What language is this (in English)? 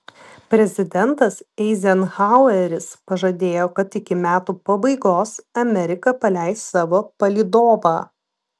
Lithuanian